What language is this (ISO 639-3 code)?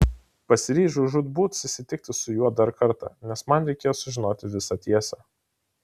lit